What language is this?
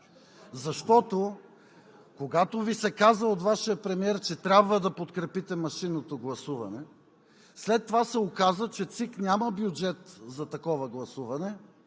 Bulgarian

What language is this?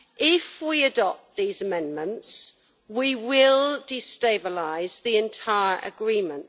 English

